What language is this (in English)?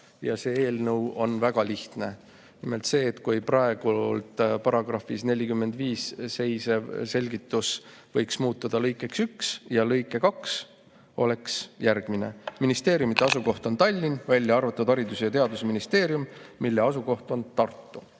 Estonian